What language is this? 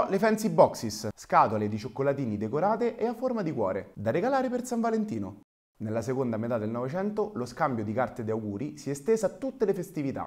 Italian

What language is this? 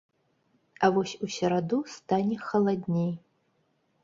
Belarusian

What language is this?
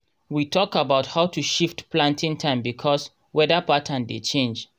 Nigerian Pidgin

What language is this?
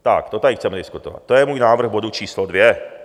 Czech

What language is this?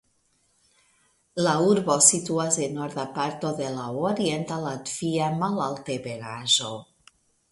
Esperanto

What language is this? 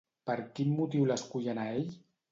Catalan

